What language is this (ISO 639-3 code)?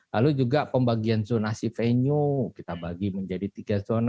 ind